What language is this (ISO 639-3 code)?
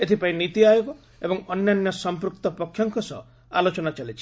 ori